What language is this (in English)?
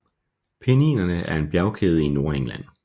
Danish